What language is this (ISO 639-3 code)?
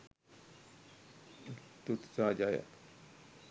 sin